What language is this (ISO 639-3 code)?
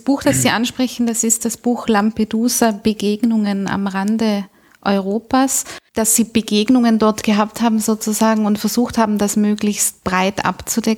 deu